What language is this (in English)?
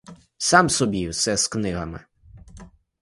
Ukrainian